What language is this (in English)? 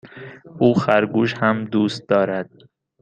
Persian